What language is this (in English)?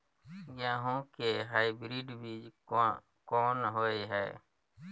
Maithili